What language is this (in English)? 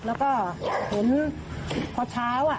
Thai